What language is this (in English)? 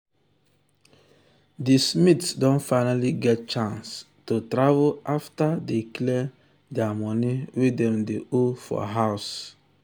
Nigerian Pidgin